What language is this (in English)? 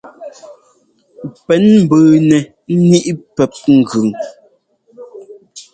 Ngomba